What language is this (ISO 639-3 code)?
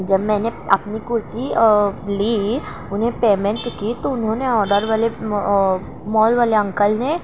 urd